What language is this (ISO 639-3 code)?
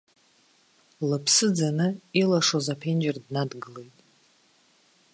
abk